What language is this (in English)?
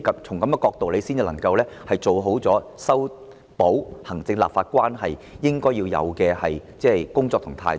Cantonese